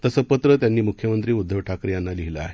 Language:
Marathi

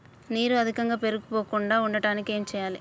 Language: Telugu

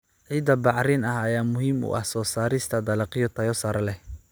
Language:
Somali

